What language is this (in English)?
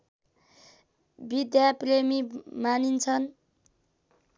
Nepali